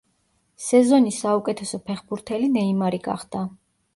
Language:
Georgian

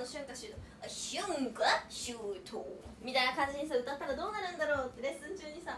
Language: Japanese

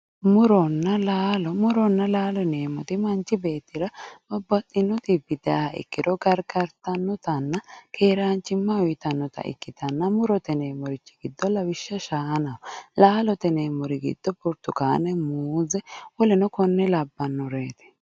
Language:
Sidamo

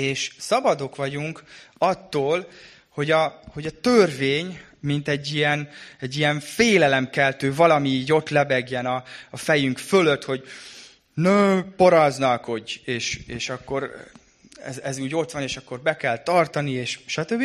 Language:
Hungarian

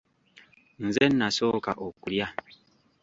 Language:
Ganda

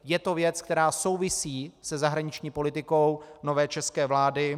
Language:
Czech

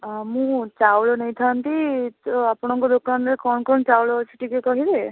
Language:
Odia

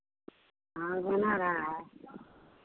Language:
Hindi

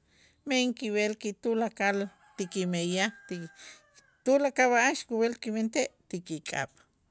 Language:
Itzá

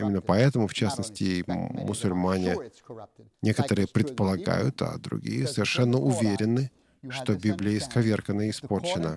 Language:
Russian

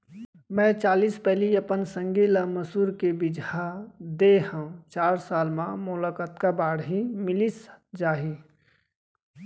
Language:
Chhattisgarhi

